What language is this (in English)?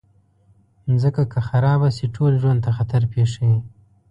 Pashto